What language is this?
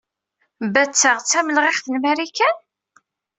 Kabyle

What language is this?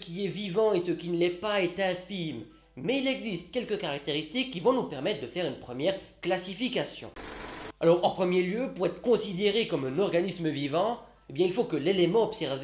French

